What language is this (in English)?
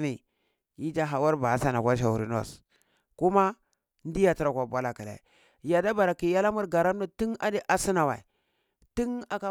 Cibak